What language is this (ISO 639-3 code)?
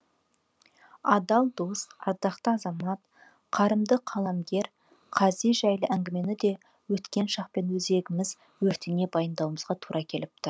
kaz